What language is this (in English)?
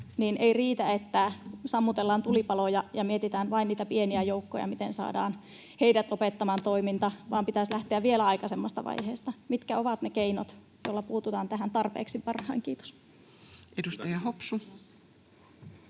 Finnish